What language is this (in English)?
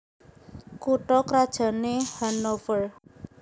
Javanese